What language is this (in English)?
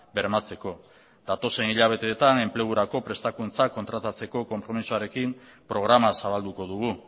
Basque